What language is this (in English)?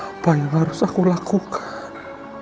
Indonesian